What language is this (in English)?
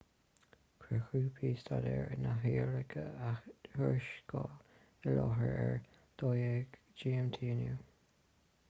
Irish